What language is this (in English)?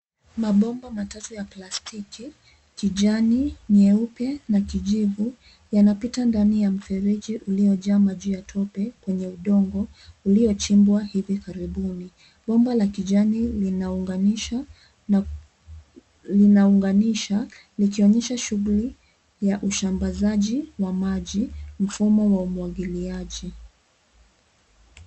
Swahili